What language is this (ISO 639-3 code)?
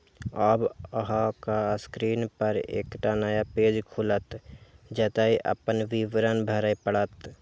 mai